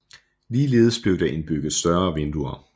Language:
Danish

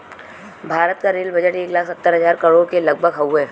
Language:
Bhojpuri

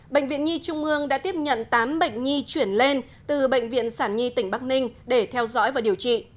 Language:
Vietnamese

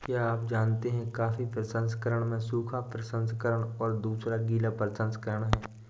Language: Hindi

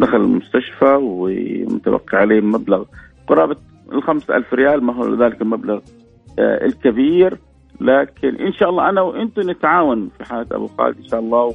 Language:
Arabic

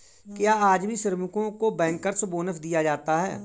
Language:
Hindi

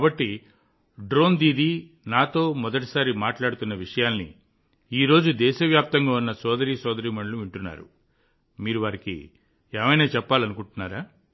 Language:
Telugu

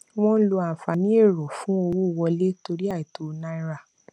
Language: Yoruba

